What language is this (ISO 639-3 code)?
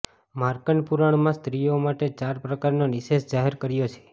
guj